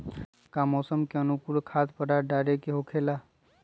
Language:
Magahi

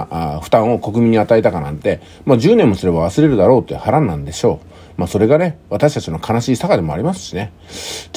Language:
Japanese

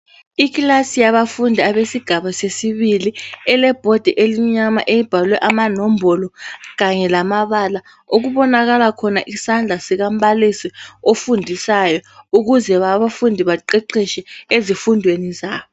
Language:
North Ndebele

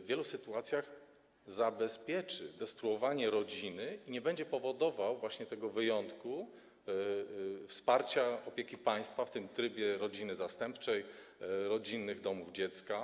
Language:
Polish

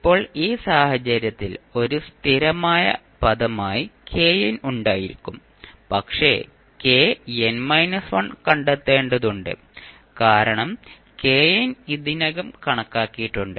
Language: Malayalam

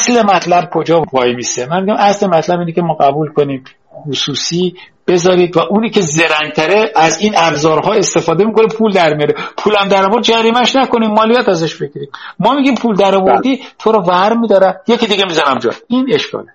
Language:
Persian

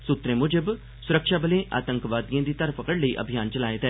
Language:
Dogri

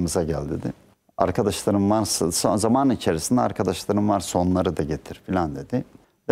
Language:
Turkish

